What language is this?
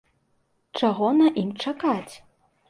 Belarusian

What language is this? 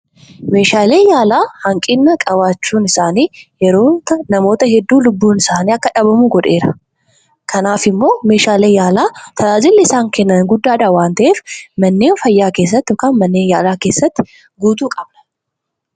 Oromo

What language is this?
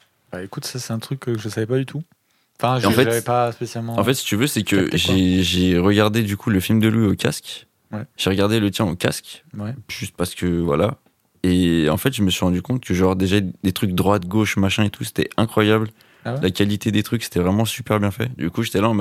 French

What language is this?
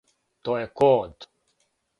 Serbian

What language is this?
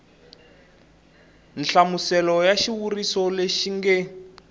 Tsonga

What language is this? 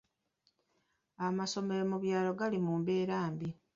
Ganda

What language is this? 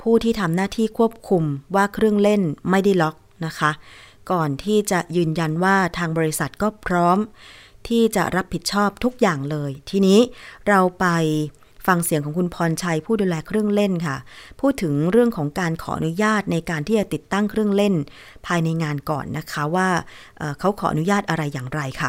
Thai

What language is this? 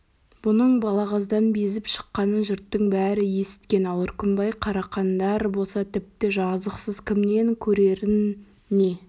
Kazakh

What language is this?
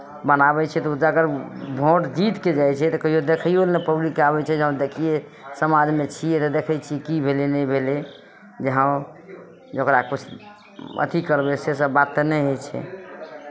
Maithili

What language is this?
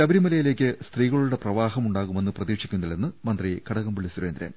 Malayalam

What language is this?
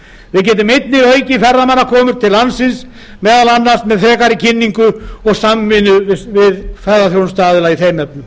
Icelandic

